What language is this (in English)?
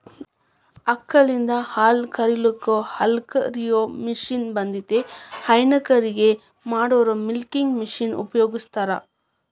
Kannada